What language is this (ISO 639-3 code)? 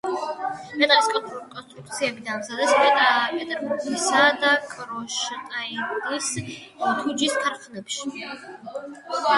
kat